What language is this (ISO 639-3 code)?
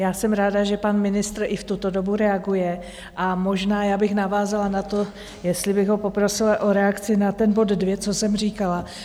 ces